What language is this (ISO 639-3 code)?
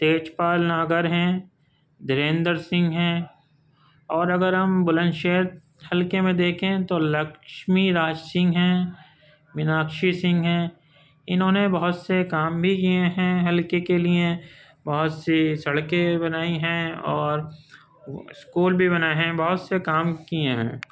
urd